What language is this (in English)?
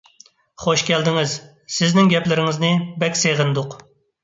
Uyghur